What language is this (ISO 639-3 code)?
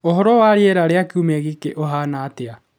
kik